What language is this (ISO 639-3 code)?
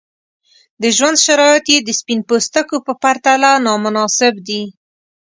pus